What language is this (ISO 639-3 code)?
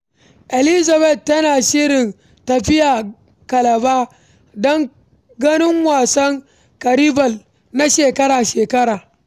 hau